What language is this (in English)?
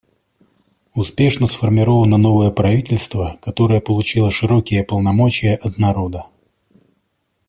Russian